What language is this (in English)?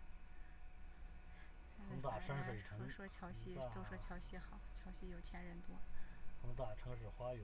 Chinese